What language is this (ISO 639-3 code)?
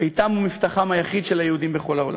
heb